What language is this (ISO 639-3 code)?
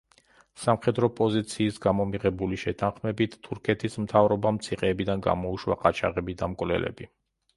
kat